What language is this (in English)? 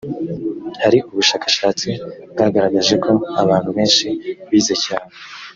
Kinyarwanda